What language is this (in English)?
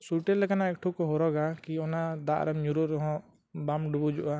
Santali